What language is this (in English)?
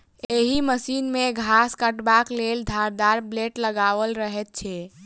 Maithili